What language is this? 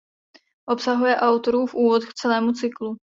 Czech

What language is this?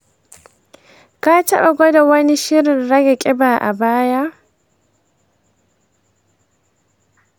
Hausa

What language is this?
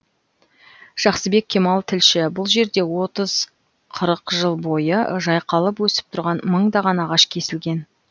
Kazakh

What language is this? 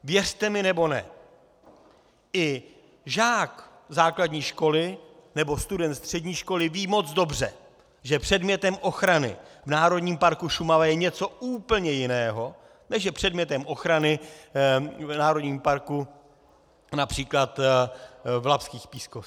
Czech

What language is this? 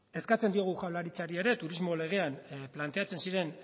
Basque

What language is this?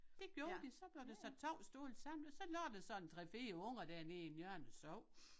Danish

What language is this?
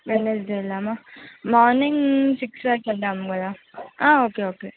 Telugu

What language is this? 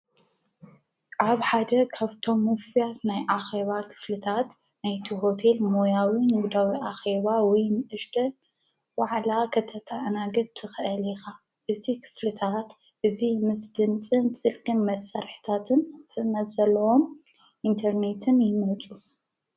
Tigrinya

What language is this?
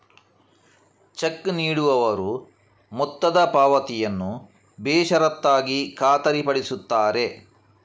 Kannada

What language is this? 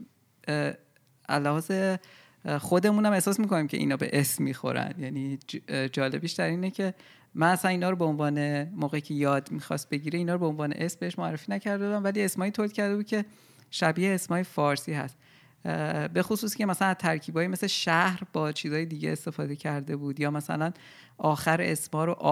Persian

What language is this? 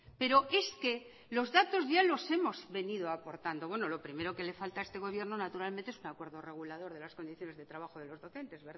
Spanish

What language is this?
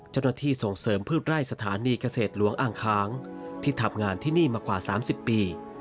Thai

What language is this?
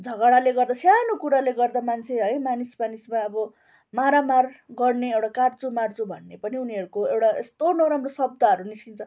Nepali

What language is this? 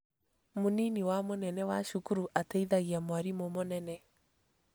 Kikuyu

